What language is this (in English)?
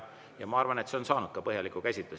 Estonian